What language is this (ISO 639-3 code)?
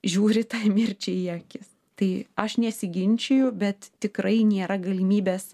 lit